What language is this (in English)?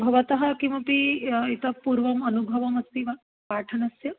Sanskrit